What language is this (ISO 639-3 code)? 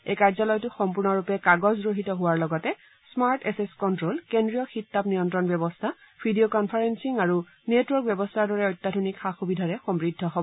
asm